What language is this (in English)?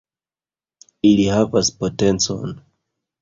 Esperanto